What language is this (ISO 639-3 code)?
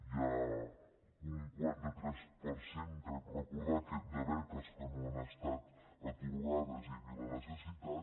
cat